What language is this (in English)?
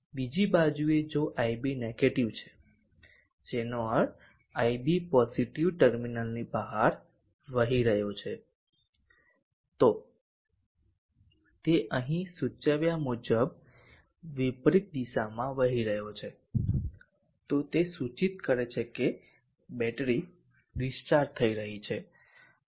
Gujarati